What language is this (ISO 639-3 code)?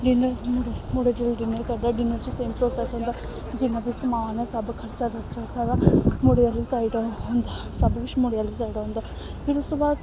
doi